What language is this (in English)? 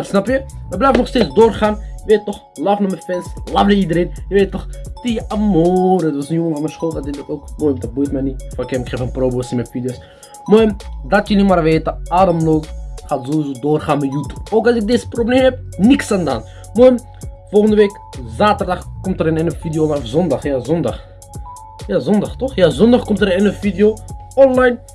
Dutch